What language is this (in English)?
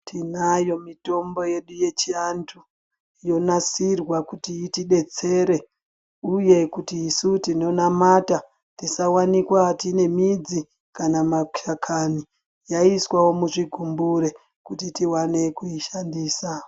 Ndau